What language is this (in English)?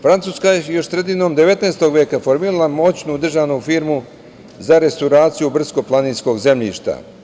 Serbian